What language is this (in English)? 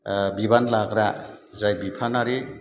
Bodo